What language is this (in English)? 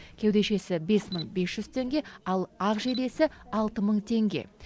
Kazakh